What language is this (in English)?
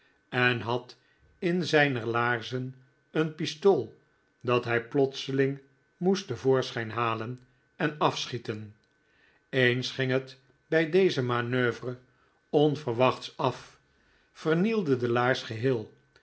Dutch